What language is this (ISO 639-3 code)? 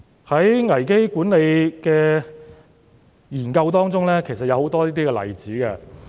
yue